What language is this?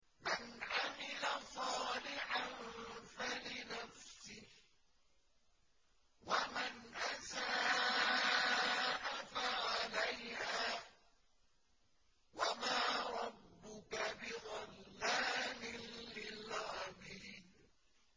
Arabic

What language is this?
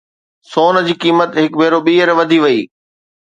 Sindhi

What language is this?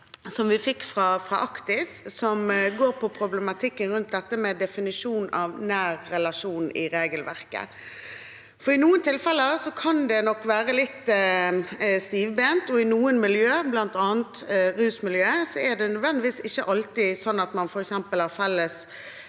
Norwegian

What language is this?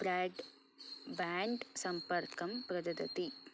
Sanskrit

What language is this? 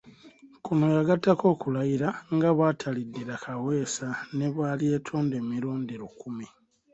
Ganda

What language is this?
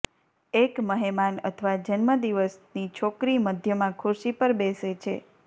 Gujarati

